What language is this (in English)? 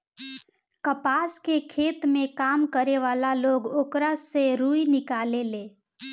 Bhojpuri